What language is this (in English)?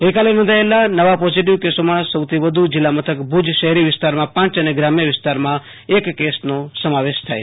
Gujarati